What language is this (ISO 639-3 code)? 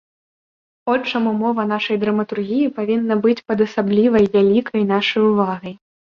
bel